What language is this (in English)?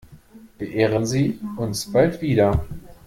German